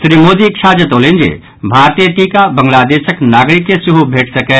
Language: Maithili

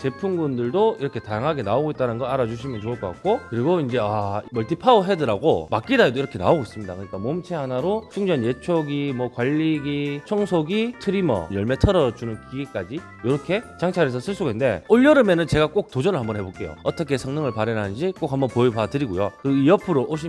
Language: Korean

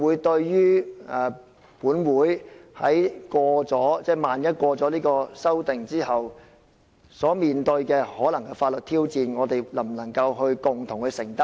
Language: Cantonese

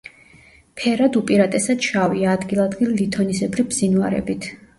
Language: Georgian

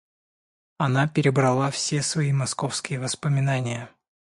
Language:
Russian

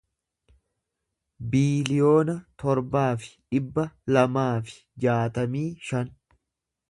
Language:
Oromo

